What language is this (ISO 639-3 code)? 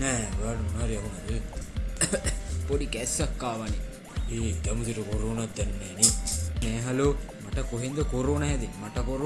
jpn